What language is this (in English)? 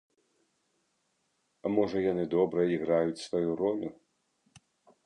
Belarusian